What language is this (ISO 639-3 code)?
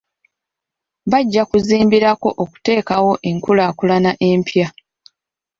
lug